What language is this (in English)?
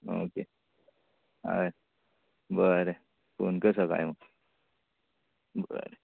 Konkani